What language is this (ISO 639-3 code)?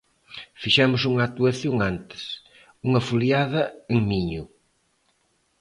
glg